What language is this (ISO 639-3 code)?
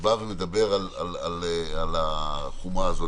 heb